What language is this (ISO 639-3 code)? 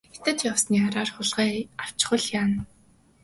mon